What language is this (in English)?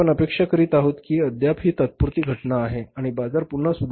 Marathi